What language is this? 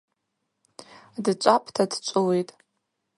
Abaza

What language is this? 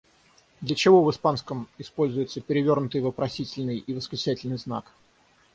Russian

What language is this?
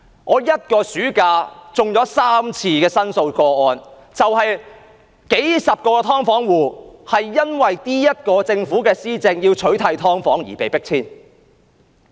Cantonese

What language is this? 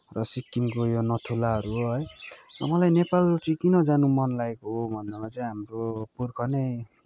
Nepali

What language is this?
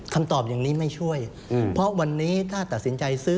Thai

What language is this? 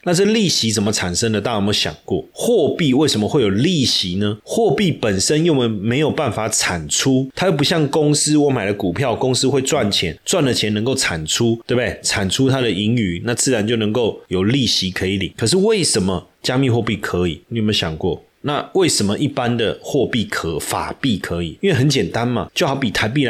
Chinese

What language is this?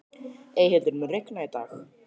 Icelandic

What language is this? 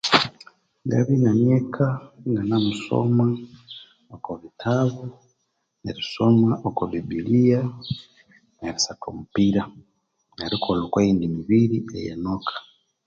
Konzo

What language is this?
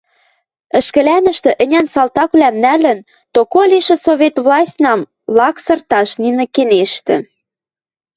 Western Mari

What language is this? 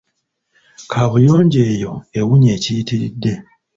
Ganda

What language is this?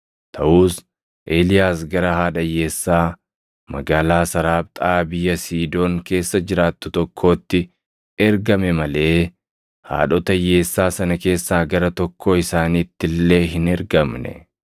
Oromo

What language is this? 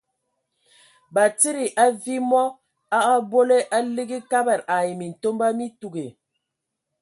Ewondo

